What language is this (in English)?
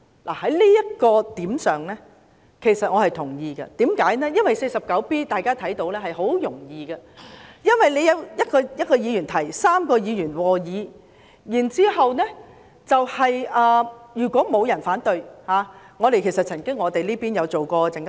Cantonese